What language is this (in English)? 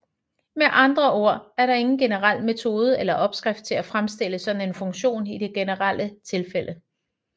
Danish